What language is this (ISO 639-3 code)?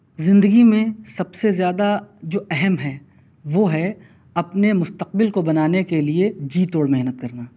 urd